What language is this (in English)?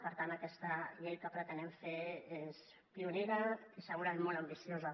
Catalan